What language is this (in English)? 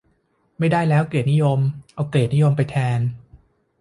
Thai